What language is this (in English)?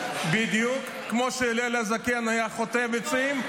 Hebrew